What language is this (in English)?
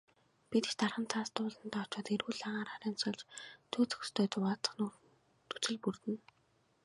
Mongolian